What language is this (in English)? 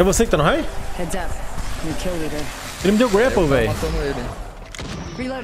Portuguese